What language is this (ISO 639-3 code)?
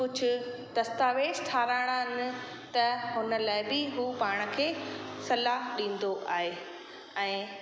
snd